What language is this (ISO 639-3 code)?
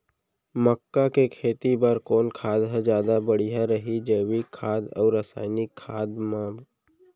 hne